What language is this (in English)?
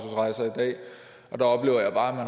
Danish